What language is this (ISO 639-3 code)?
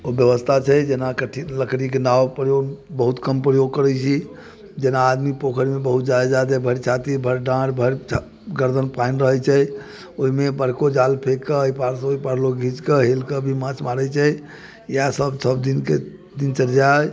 mai